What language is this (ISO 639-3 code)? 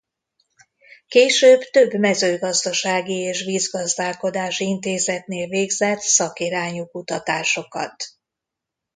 hun